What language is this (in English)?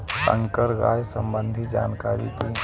Bhojpuri